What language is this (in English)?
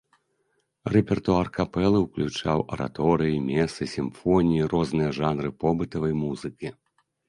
Belarusian